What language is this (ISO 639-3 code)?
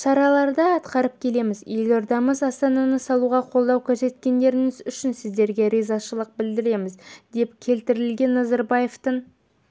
kaz